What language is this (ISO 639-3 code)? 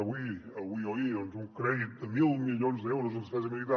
cat